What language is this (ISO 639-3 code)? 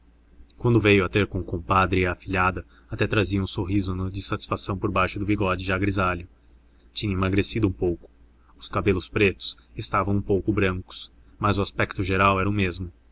por